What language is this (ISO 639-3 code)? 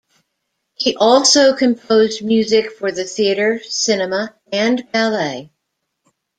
eng